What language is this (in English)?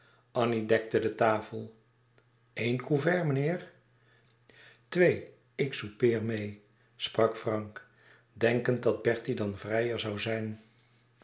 Dutch